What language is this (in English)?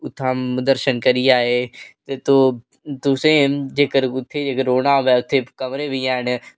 Dogri